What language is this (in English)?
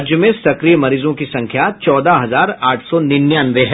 Hindi